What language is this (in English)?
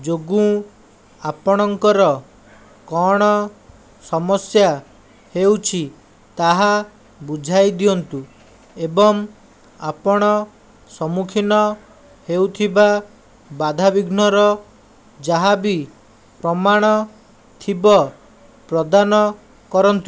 Odia